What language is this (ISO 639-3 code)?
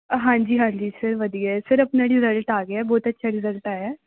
pan